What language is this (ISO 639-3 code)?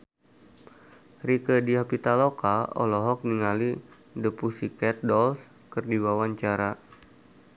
sun